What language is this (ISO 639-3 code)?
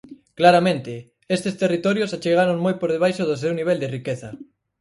glg